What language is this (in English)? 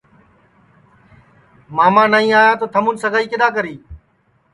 Sansi